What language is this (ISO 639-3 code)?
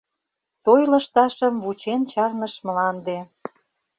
chm